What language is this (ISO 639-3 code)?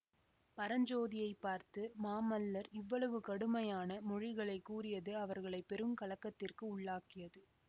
tam